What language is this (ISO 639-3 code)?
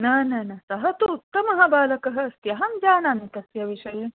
san